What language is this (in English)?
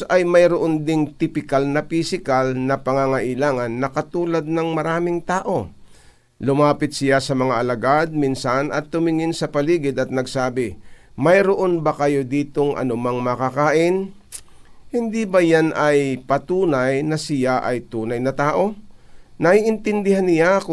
Filipino